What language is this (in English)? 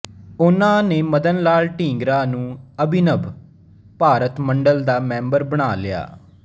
Punjabi